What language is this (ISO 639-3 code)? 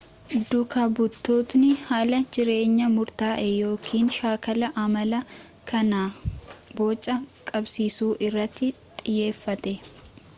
orm